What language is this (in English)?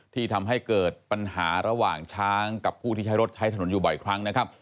Thai